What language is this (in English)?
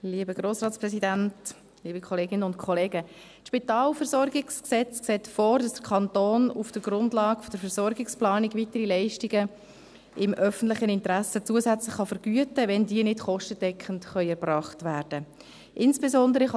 Swiss German